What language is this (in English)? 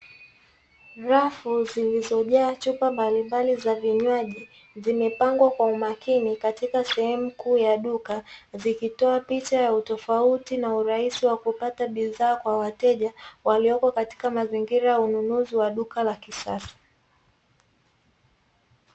Swahili